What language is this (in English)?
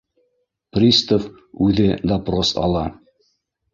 Bashkir